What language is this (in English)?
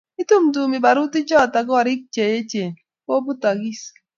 Kalenjin